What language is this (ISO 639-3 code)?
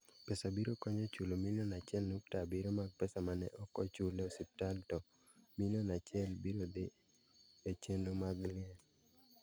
luo